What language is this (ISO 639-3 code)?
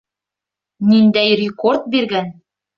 bak